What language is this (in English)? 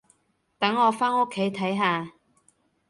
Cantonese